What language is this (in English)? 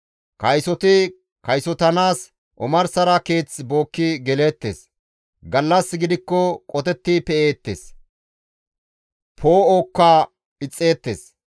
Gamo